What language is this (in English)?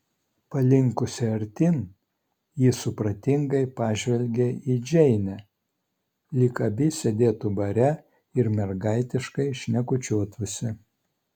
Lithuanian